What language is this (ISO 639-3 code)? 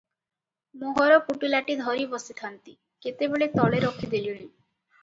ori